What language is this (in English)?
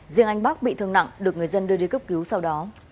Vietnamese